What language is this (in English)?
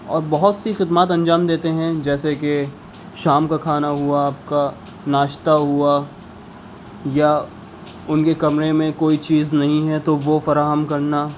Urdu